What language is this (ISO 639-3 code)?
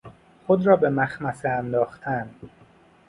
fas